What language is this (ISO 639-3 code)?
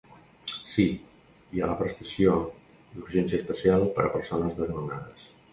cat